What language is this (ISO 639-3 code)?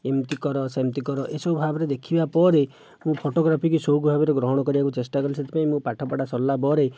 ori